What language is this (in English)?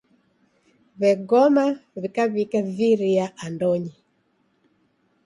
Taita